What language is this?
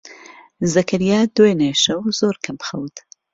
Central Kurdish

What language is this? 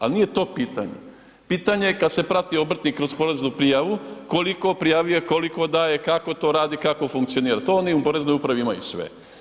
Croatian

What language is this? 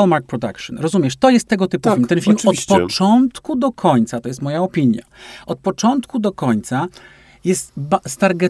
Polish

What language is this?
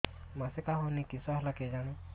Odia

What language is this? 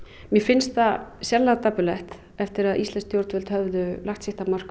Icelandic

